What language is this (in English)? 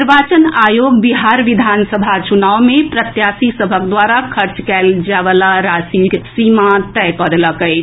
Maithili